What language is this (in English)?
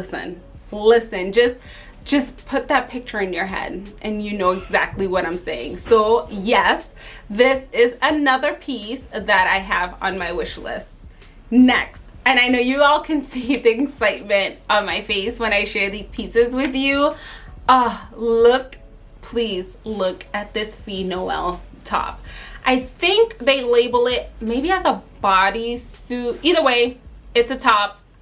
English